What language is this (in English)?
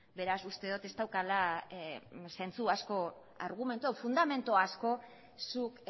Basque